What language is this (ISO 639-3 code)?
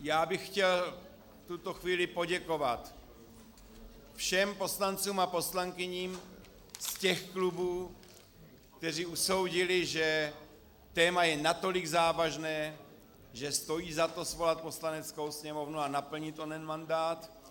ces